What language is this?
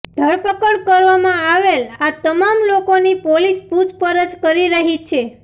Gujarati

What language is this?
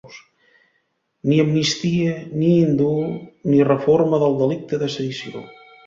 Catalan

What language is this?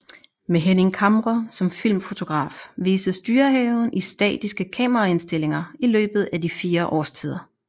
Danish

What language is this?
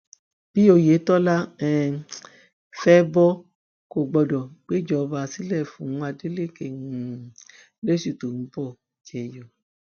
Yoruba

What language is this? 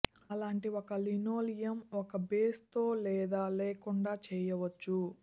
Telugu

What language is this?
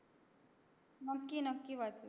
Marathi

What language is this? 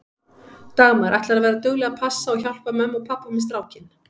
Icelandic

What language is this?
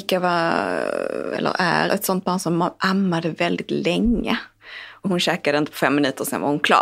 Swedish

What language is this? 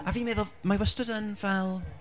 Welsh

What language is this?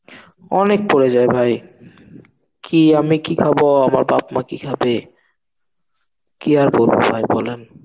Bangla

